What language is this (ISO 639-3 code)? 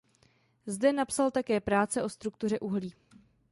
ces